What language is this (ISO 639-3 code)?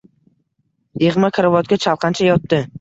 uzb